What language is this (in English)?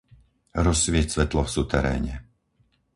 Slovak